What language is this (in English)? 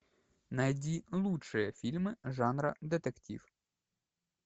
Russian